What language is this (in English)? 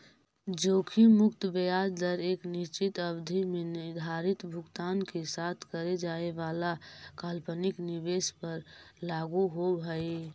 Magahi